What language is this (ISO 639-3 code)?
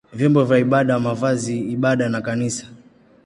swa